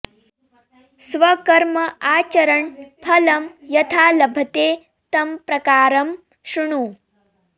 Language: Sanskrit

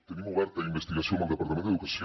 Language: Catalan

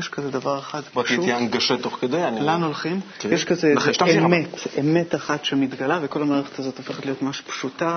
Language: Hebrew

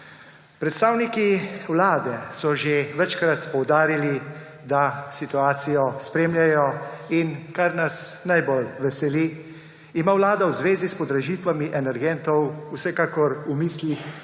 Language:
Slovenian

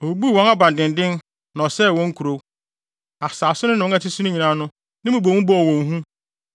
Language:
Akan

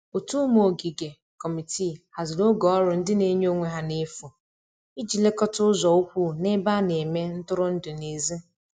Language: Igbo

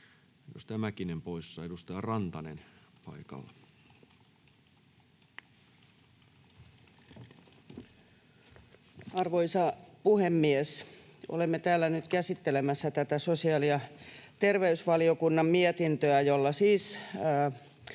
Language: Finnish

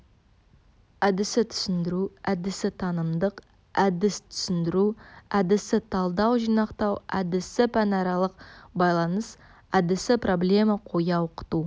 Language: Kazakh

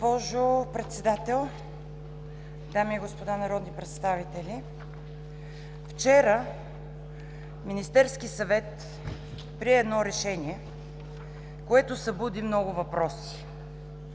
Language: Bulgarian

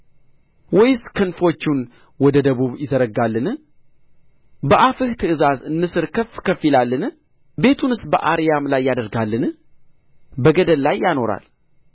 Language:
Amharic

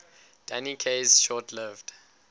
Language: English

